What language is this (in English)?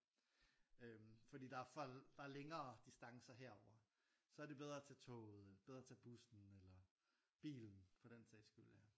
Danish